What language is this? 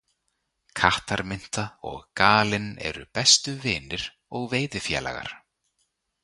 Icelandic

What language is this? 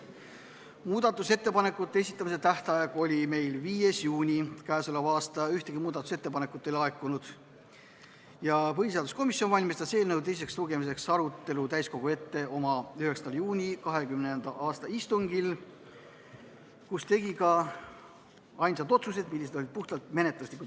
Estonian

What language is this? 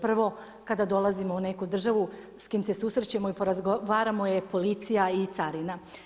Croatian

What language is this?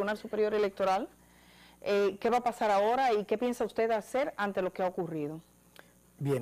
Spanish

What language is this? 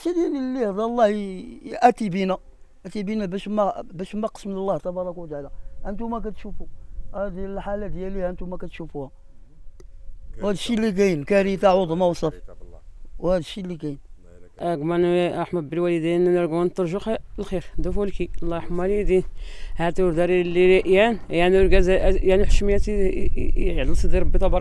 Arabic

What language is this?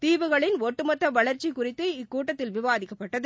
Tamil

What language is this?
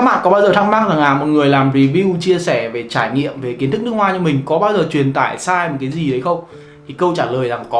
Vietnamese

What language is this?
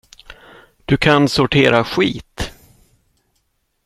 Swedish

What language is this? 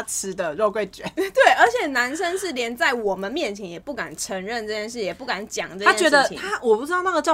Chinese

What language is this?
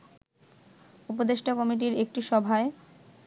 Bangla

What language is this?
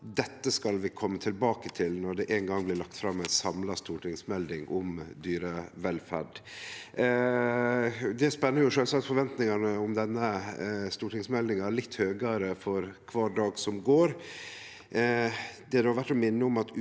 Norwegian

